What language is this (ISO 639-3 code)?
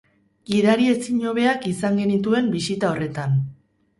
eus